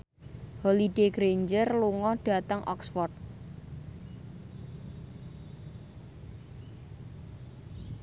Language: Javanese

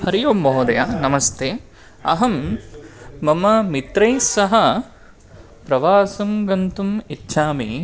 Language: Sanskrit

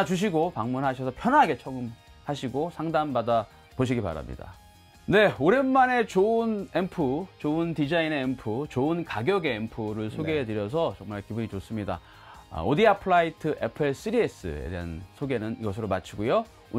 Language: Korean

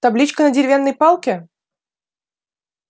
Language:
Russian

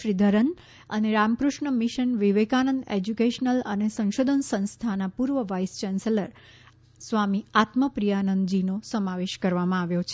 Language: Gujarati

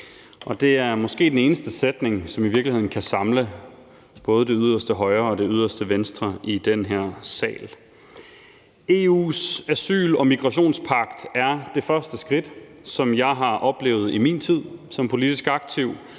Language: Danish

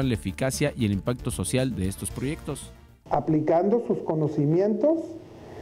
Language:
Spanish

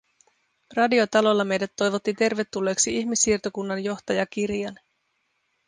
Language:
Finnish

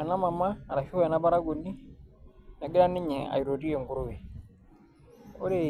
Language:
Masai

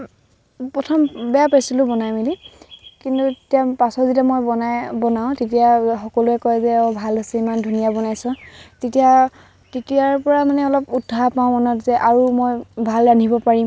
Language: Assamese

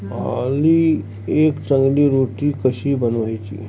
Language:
Marathi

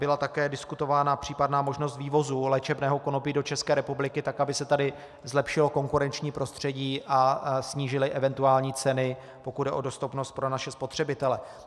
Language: Czech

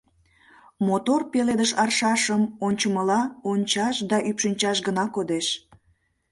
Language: Mari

